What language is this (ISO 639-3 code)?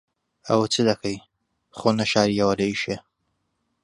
ckb